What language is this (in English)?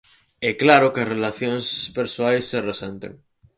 Galician